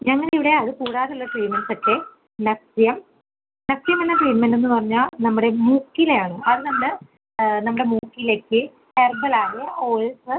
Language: Malayalam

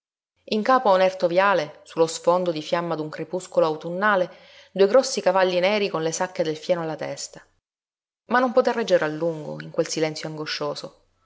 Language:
Italian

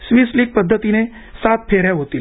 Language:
Marathi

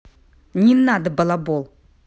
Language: Russian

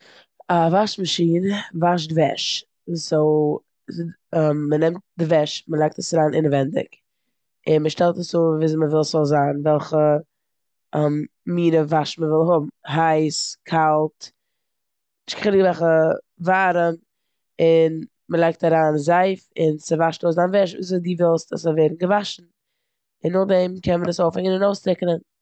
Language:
Yiddish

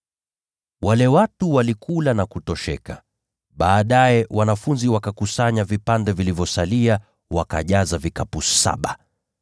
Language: Swahili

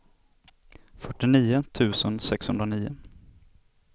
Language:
Swedish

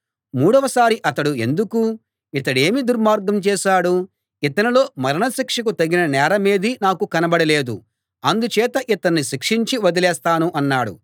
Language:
Telugu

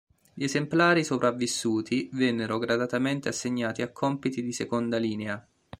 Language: Italian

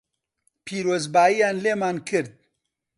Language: Central Kurdish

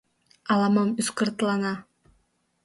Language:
Mari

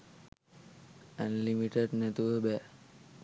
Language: Sinhala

